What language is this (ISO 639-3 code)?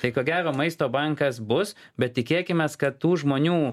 lit